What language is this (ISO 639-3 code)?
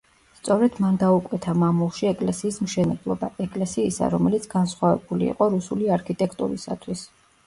kat